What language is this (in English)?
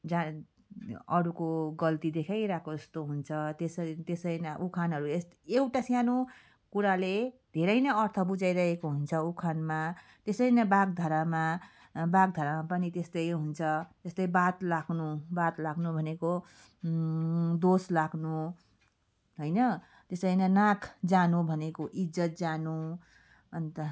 Nepali